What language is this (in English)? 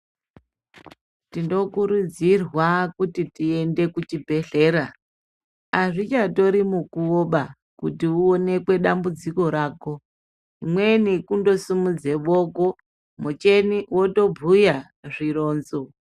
Ndau